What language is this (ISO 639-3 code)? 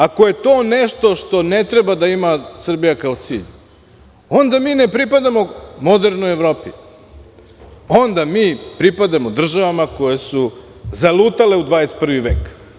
srp